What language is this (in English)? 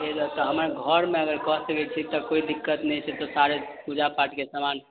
Maithili